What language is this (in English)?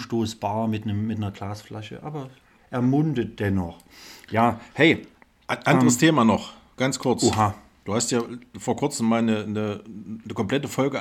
German